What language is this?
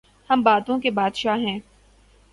Urdu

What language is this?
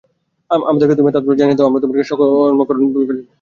Bangla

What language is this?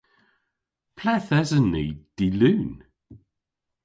Cornish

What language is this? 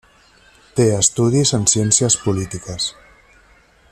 Catalan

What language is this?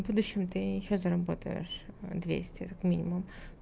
Russian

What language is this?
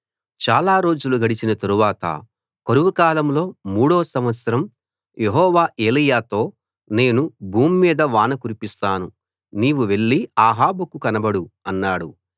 Telugu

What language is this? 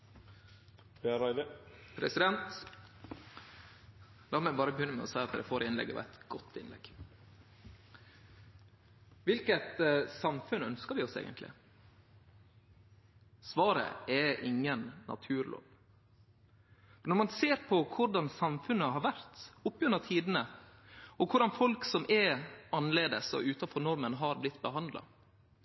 Norwegian Nynorsk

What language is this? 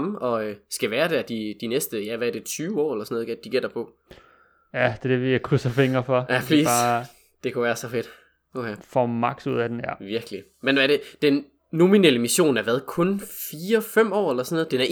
Danish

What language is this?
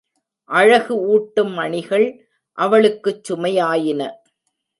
Tamil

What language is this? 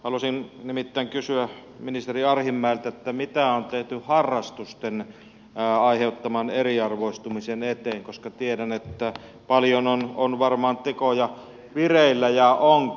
Finnish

